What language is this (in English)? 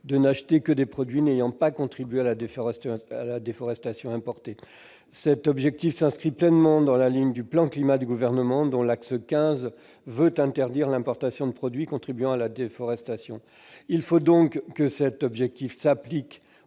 French